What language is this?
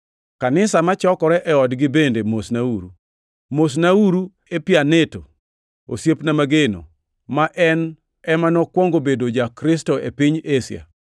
Luo (Kenya and Tanzania)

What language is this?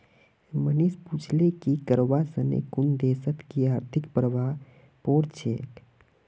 Magahi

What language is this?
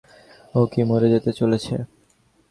Bangla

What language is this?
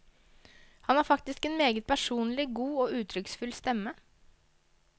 Norwegian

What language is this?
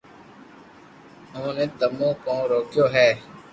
Loarki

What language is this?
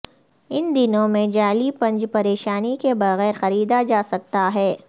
Urdu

